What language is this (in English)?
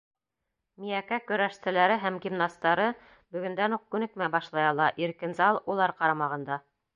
Bashkir